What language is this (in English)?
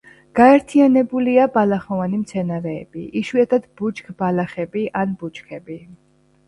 Georgian